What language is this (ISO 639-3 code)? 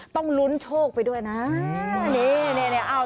tha